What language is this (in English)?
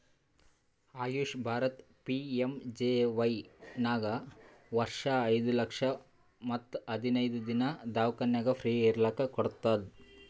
Kannada